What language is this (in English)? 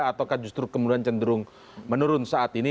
Indonesian